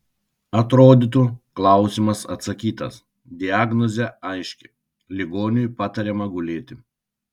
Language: Lithuanian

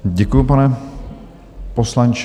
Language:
Czech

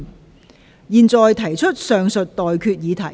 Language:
Cantonese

